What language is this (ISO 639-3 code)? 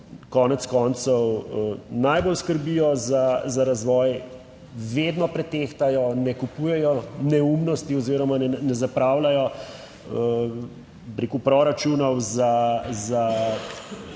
slv